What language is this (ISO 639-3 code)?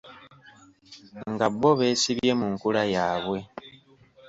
lug